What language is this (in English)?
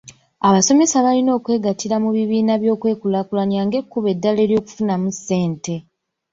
Ganda